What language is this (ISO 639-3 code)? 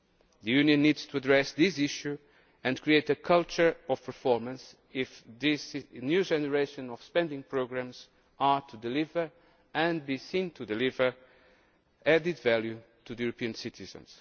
eng